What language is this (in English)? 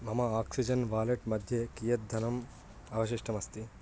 Sanskrit